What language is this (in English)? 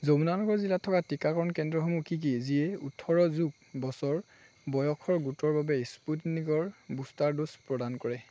Assamese